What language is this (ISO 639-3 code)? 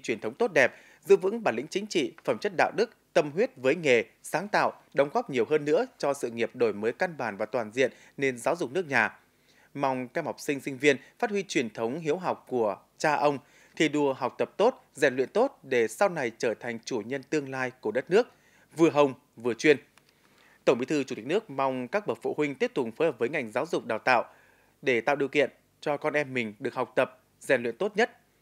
vie